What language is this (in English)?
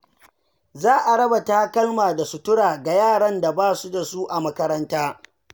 Hausa